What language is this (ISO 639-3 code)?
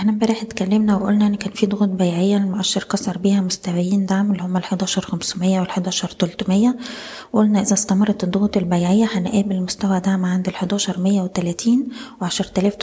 ara